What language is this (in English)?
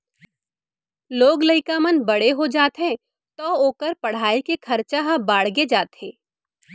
Chhattisgarhi